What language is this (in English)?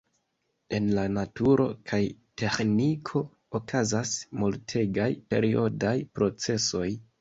Esperanto